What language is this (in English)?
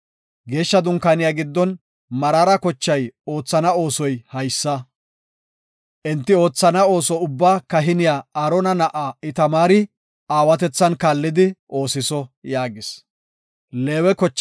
Gofa